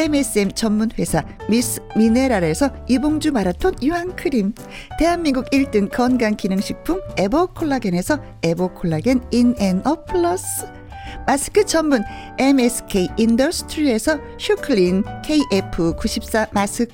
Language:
Korean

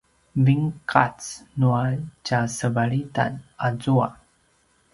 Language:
Paiwan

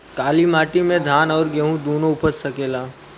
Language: Bhojpuri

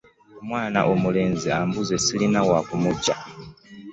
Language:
Ganda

